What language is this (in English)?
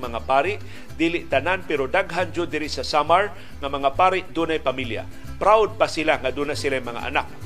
Filipino